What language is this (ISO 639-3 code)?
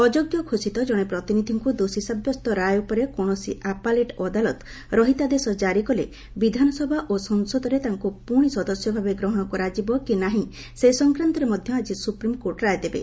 ori